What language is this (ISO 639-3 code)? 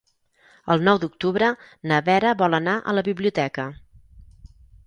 cat